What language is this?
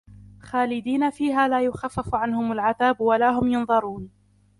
Arabic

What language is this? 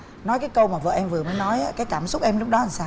Vietnamese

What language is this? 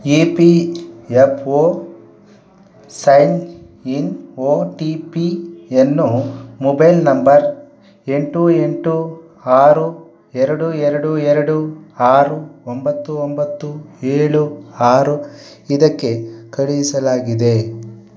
Kannada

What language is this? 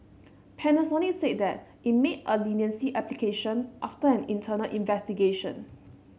English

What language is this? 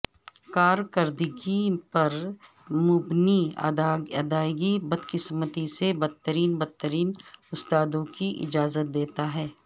Urdu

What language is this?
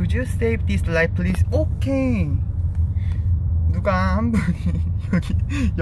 Korean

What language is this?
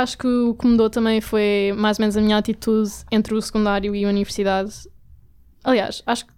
Portuguese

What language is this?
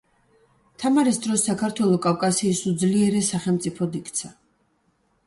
Georgian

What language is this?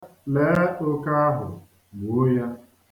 Igbo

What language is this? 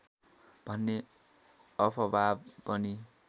Nepali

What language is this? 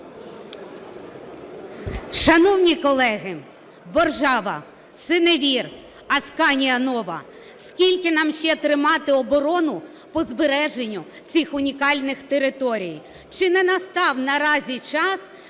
Ukrainian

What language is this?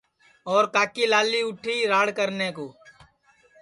Sansi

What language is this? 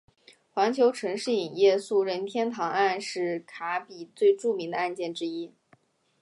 Chinese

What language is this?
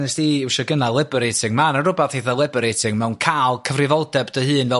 Welsh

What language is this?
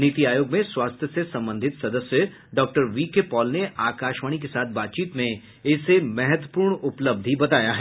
Hindi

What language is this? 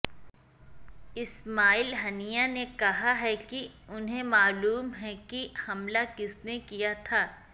Urdu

